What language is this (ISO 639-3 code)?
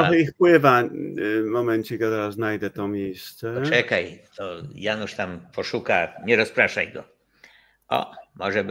pol